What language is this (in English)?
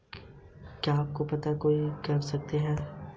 Hindi